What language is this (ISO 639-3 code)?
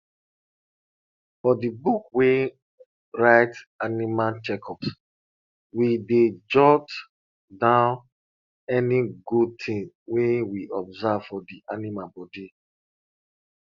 pcm